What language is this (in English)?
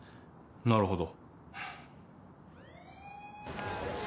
Japanese